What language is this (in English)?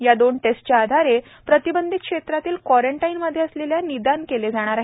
Marathi